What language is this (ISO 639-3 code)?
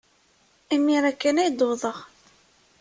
kab